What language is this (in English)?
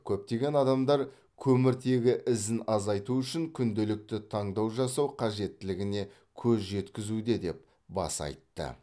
Kazakh